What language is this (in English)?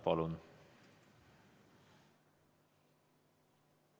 Estonian